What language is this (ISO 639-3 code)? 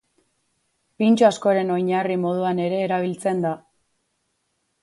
eus